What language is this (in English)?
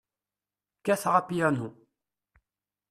Kabyle